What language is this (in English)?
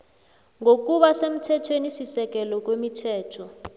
South Ndebele